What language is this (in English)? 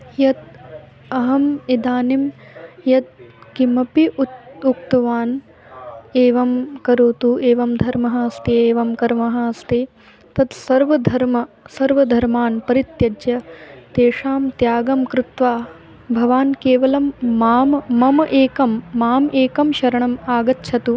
Sanskrit